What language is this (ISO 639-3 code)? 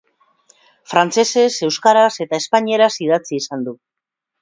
eus